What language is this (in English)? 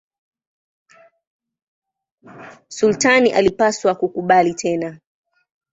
Swahili